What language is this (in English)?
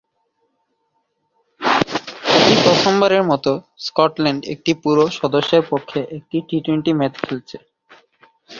Bangla